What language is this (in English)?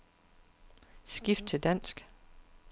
Danish